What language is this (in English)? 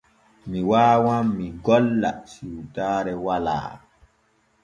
Borgu Fulfulde